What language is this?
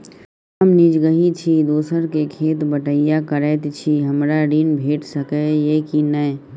Maithili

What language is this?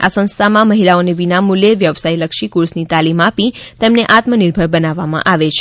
Gujarati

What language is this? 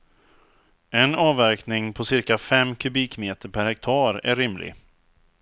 Swedish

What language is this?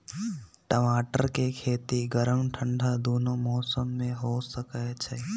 Magahi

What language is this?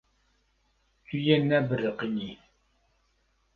Kurdish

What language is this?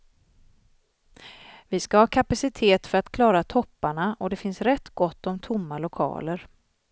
Swedish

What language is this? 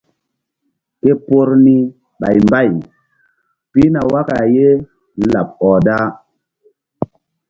Mbum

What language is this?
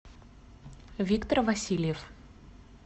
Russian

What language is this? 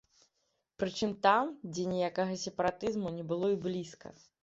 Belarusian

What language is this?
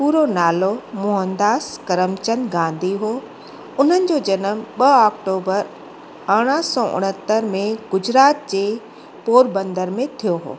Sindhi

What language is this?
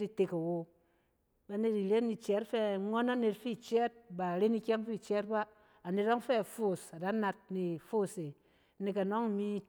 Cen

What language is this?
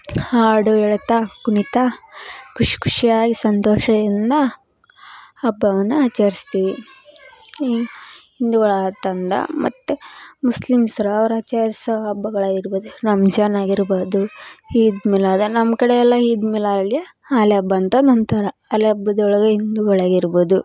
Kannada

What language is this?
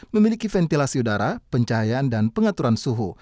Indonesian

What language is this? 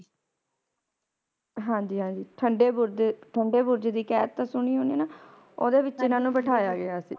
Punjabi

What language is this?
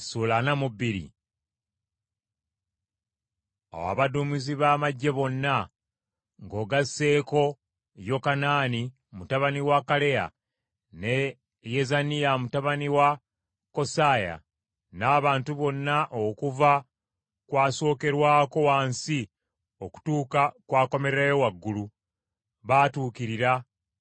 Ganda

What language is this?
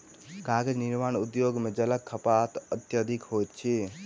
Maithili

